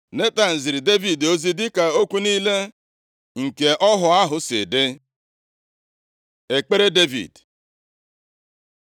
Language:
Igbo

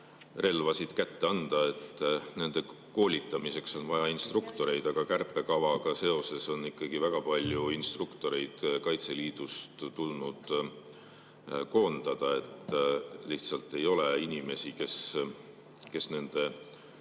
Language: Estonian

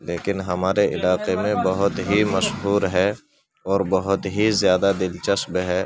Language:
Urdu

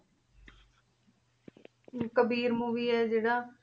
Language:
Punjabi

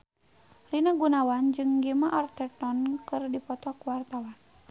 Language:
Sundanese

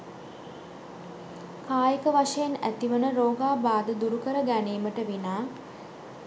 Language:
Sinhala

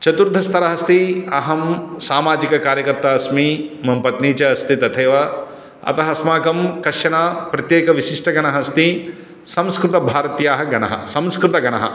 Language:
Sanskrit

